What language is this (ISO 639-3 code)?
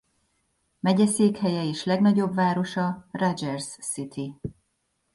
hun